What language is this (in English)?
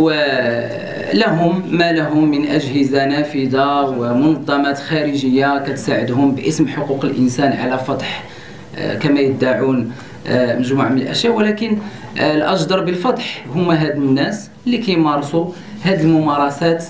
Arabic